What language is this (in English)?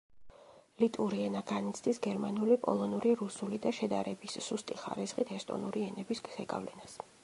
Georgian